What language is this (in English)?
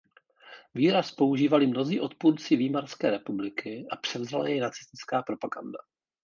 Czech